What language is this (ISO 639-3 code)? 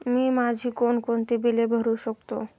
mar